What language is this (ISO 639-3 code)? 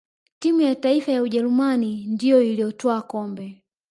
swa